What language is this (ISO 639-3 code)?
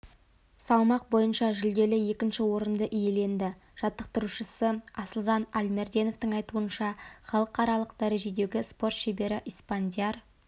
kaz